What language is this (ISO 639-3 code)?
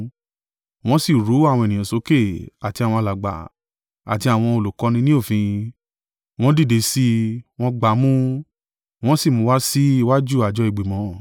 yor